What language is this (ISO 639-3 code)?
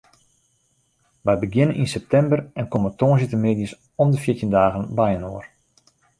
fry